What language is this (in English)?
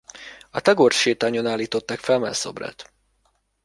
Hungarian